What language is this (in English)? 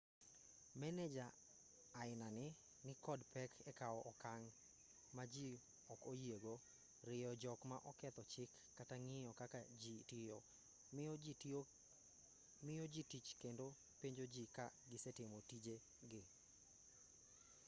Luo (Kenya and Tanzania)